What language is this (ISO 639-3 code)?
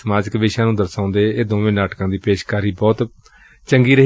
pan